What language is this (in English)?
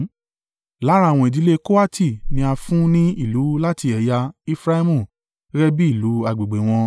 Yoruba